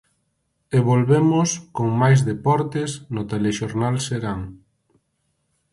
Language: Galician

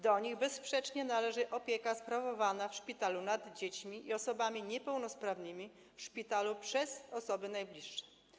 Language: Polish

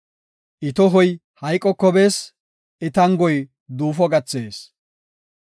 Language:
Gofa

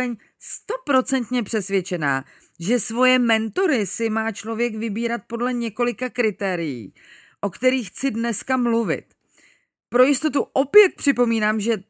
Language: Czech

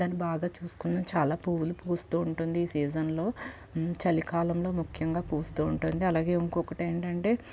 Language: Telugu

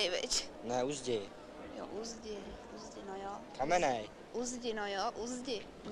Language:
Czech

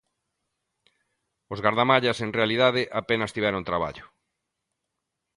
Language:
Galician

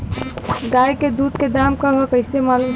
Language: Bhojpuri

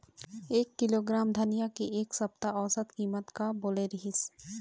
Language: Chhattisgarhi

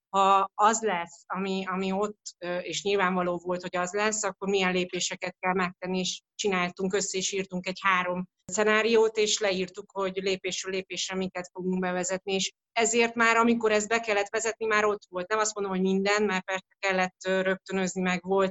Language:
Hungarian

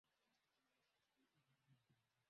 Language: Swahili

